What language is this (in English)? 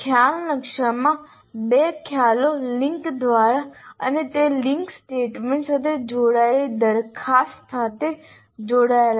Gujarati